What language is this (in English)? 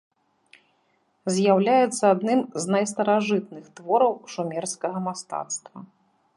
Belarusian